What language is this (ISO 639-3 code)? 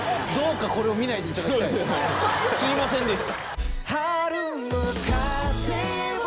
jpn